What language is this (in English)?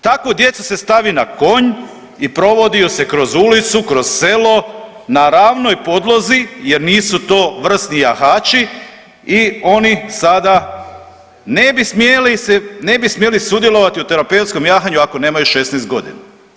Croatian